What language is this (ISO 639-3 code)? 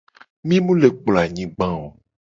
gej